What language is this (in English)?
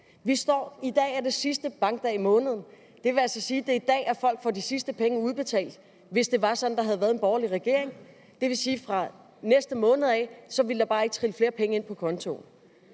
Danish